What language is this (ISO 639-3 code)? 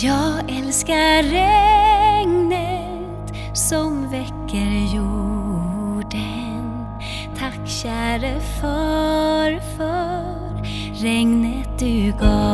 swe